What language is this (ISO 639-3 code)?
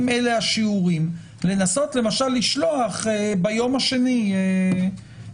heb